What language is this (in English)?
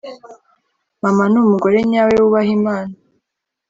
Kinyarwanda